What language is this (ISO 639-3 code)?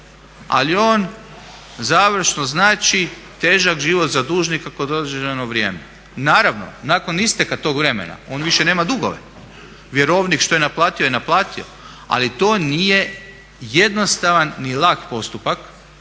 hrv